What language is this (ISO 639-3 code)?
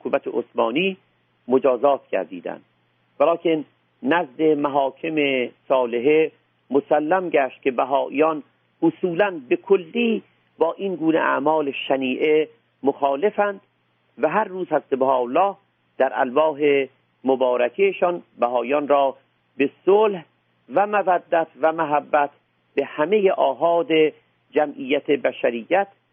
fas